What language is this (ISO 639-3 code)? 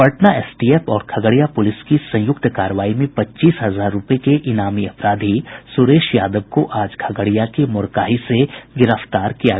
hin